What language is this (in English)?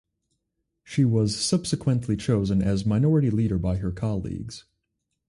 English